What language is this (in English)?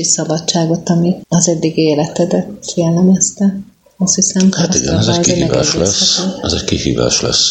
Hungarian